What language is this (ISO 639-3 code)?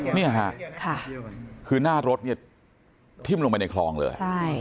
tha